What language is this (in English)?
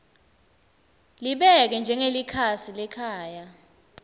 Swati